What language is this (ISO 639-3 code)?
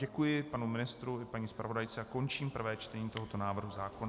ces